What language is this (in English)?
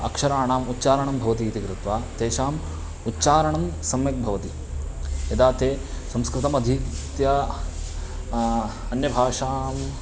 Sanskrit